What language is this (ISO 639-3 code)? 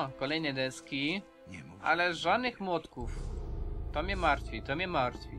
pol